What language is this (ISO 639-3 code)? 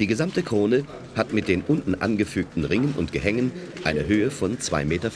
deu